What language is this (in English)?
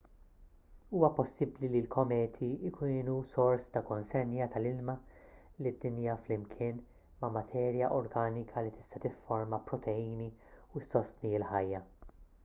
Maltese